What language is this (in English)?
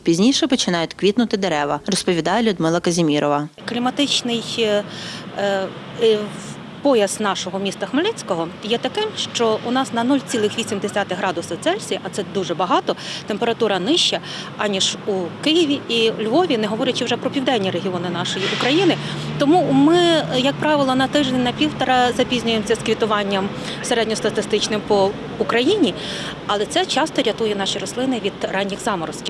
Ukrainian